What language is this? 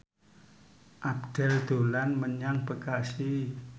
Javanese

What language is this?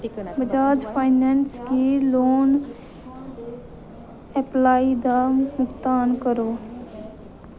Dogri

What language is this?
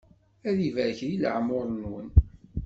Kabyle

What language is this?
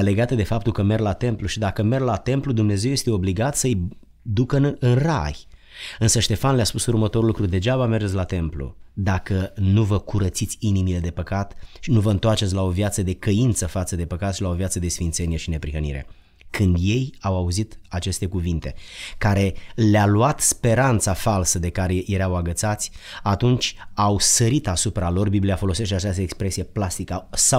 Romanian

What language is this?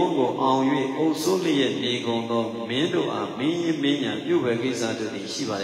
Arabic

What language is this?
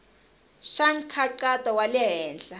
Tsonga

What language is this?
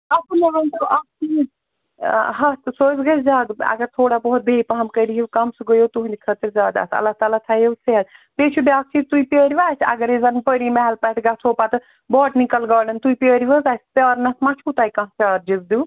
Kashmiri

